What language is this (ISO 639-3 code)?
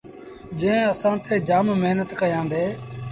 sbn